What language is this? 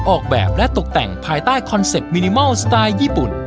Thai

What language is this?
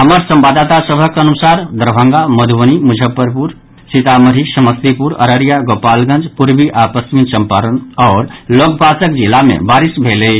Maithili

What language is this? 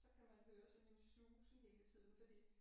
Danish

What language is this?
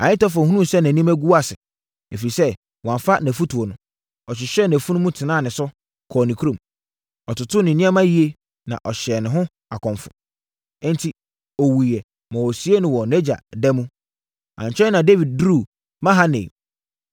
Akan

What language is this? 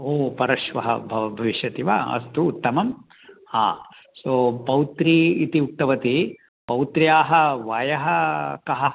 Sanskrit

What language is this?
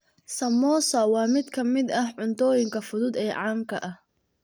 Somali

